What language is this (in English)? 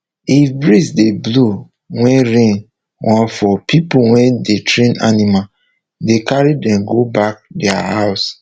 Nigerian Pidgin